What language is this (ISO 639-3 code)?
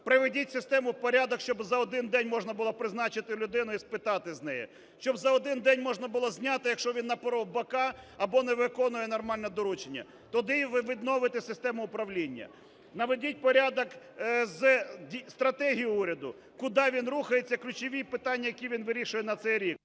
ukr